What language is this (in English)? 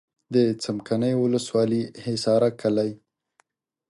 Pashto